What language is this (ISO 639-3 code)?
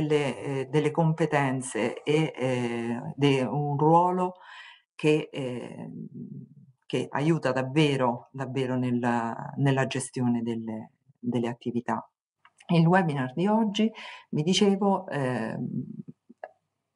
ita